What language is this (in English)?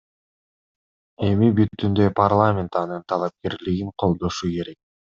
Kyrgyz